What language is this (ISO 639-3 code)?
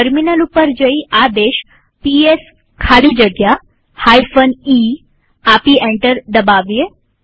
guj